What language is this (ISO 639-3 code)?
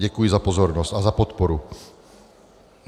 ces